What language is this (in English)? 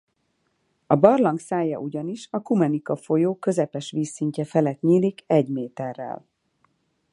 Hungarian